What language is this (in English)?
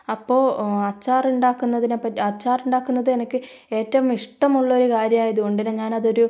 Malayalam